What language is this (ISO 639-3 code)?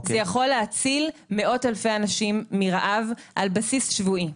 heb